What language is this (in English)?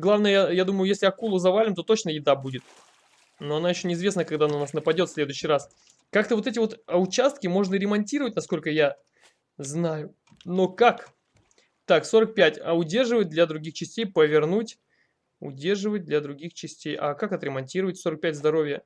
Russian